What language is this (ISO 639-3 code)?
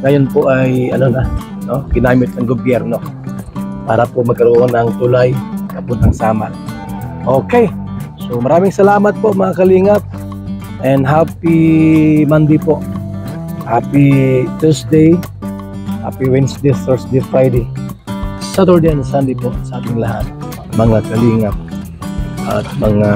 fil